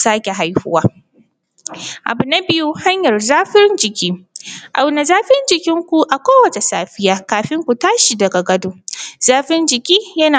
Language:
Hausa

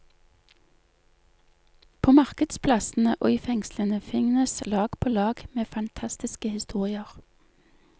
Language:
Norwegian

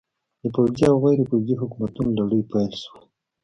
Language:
Pashto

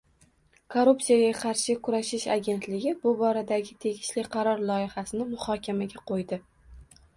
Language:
Uzbek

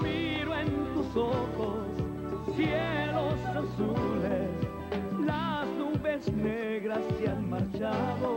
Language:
Italian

